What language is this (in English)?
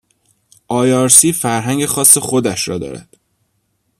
Persian